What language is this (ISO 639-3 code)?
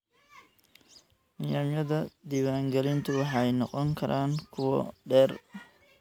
som